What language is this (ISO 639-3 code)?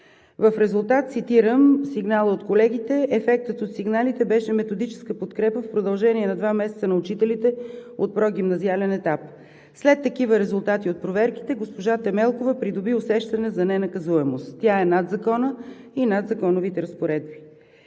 bul